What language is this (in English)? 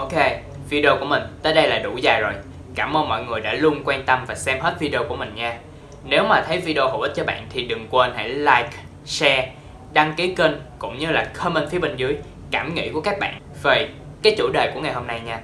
Vietnamese